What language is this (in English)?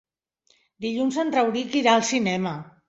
Catalan